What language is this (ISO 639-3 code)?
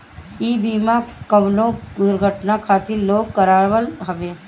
bho